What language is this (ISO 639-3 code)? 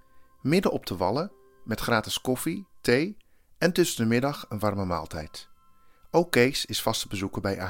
nld